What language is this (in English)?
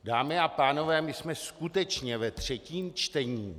Czech